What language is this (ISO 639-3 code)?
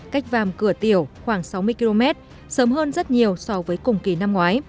vie